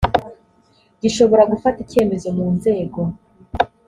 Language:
Kinyarwanda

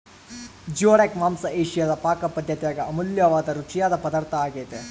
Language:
Kannada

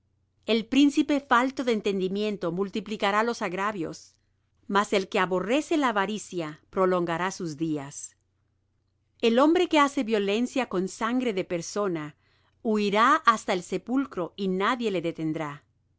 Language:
Spanish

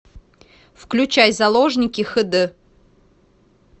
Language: Russian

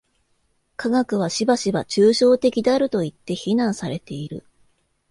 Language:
Japanese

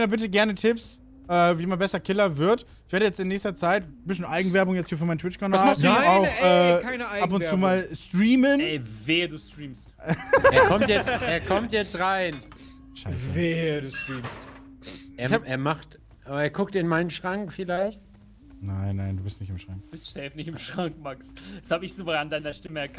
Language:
German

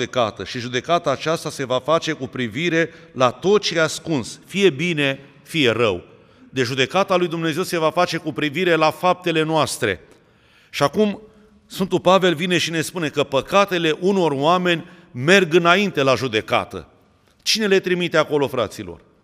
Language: Romanian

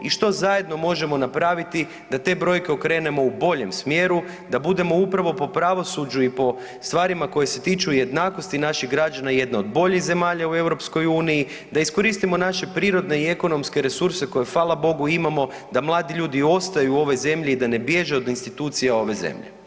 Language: Croatian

